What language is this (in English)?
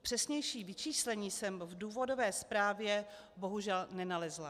Czech